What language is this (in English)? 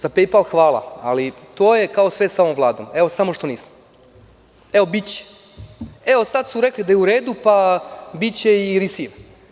Serbian